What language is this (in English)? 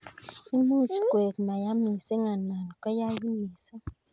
Kalenjin